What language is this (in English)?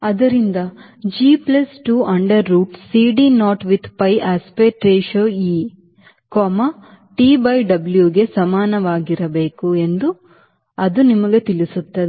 Kannada